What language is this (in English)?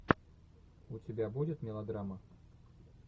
Russian